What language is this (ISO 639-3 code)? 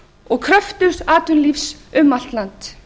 isl